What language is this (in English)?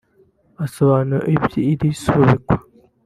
Kinyarwanda